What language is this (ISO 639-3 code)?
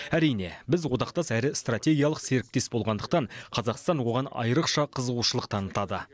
kaz